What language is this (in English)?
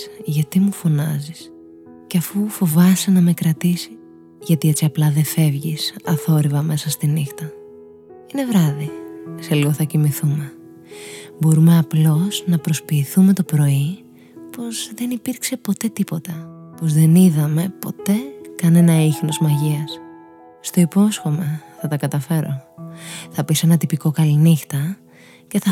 Greek